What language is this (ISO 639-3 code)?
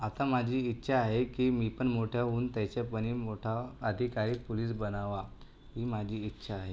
mar